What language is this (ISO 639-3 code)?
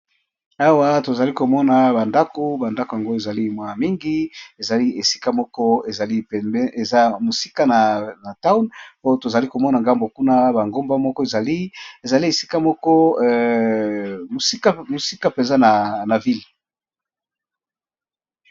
lin